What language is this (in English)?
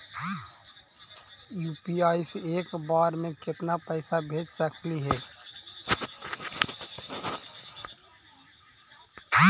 Magahi